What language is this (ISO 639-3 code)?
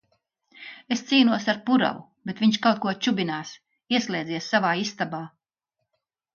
lav